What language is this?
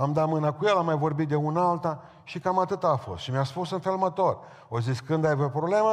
Romanian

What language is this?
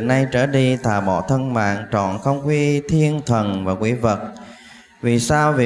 Vietnamese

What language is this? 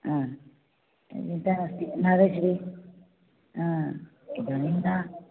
Sanskrit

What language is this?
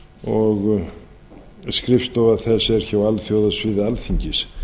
Icelandic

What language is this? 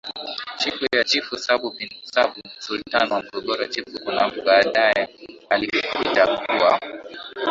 Swahili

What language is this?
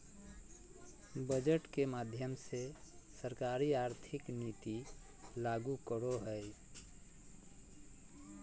Magahi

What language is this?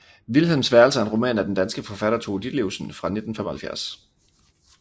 Danish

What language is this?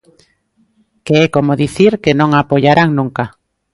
Galician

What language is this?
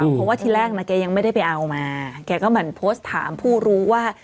Thai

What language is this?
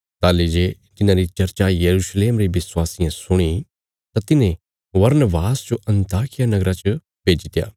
Bilaspuri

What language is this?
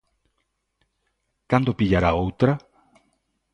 Galician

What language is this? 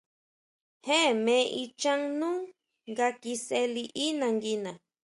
Huautla Mazatec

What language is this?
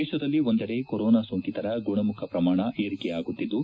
Kannada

